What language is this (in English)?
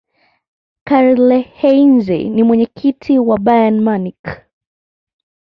Swahili